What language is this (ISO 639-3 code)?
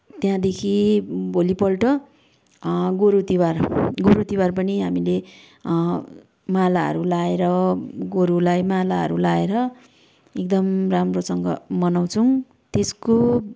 nep